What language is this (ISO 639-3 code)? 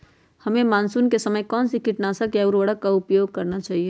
mag